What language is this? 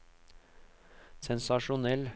Norwegian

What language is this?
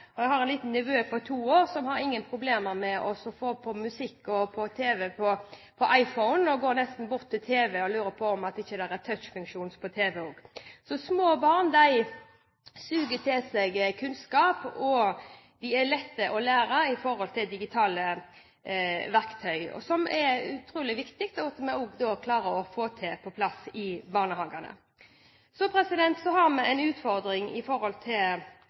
Norwegian Bokmål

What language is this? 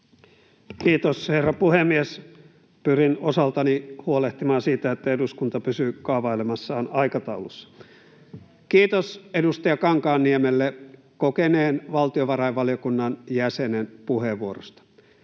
Finnish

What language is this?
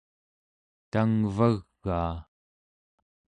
Central Yupik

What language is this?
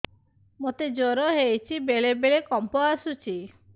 Odia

